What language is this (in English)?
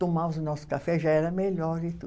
Portuguese